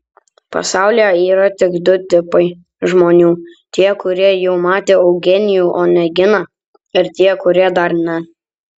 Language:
Lithuanian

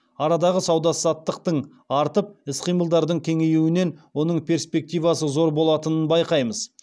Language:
Kazakh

